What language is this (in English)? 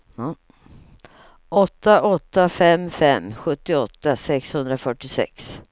Swedish